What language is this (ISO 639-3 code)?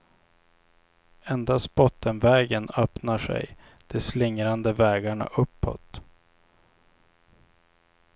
swe